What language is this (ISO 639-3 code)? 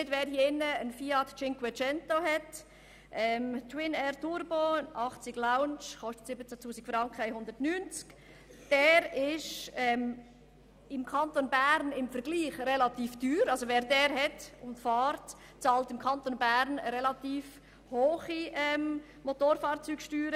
gsw